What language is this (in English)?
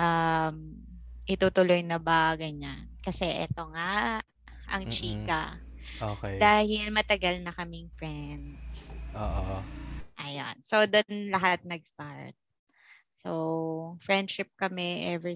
Filipino